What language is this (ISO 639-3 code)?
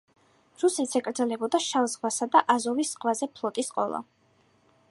kat